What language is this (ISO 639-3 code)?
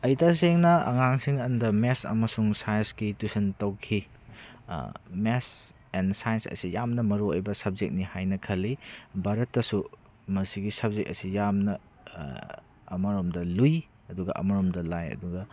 mni